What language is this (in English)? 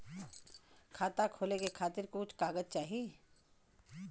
Bhojpuri